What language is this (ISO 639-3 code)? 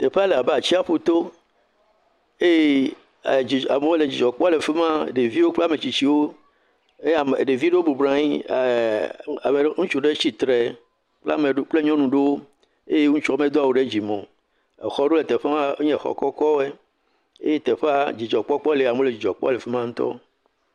ewe